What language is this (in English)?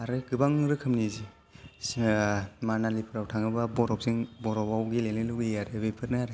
Bodo